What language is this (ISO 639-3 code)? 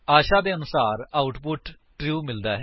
pan